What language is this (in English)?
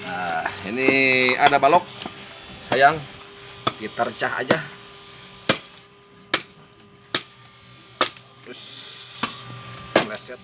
Indonesian